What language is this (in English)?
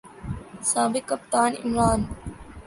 Urdu